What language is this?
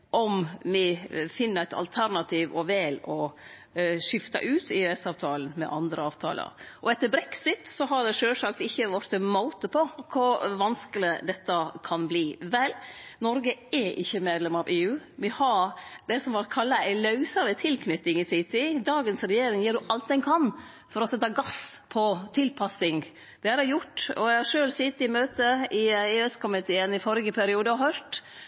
Norwegian Nynorsk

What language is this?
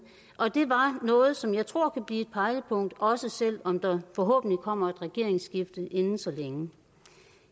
Danish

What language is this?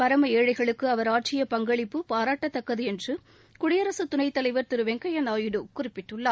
Tamil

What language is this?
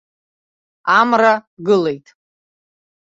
Abkhazian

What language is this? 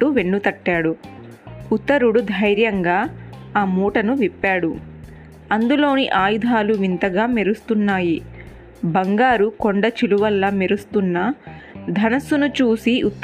Telugu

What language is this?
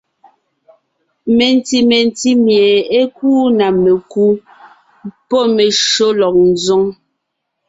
Ngiemboon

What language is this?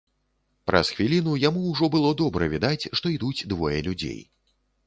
Belarusian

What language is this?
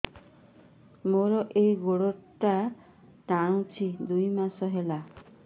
Odia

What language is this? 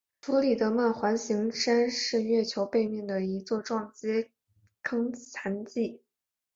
Chinese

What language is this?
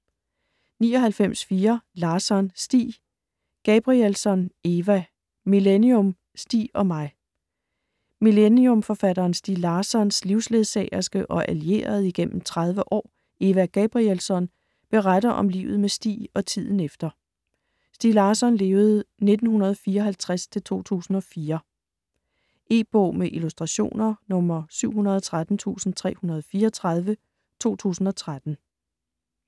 Danish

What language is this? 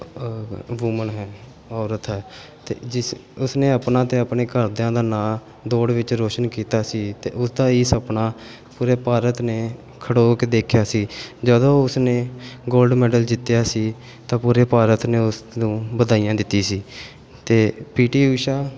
Punjabi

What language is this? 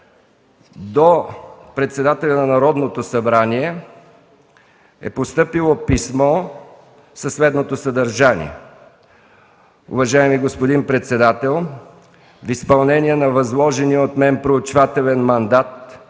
Bulgarian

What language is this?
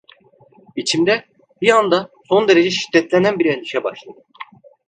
Turkish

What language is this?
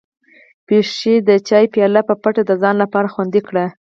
Pashto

